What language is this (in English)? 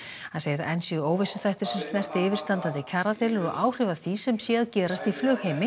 Icelandic